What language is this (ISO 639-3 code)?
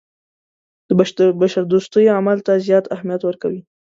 pus